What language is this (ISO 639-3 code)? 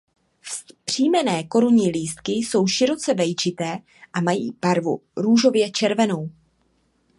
ces